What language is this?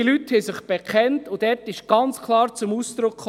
Swiss German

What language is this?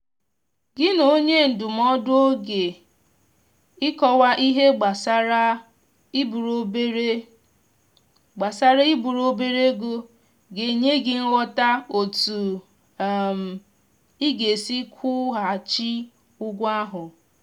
Igbo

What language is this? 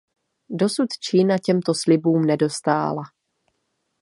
Czech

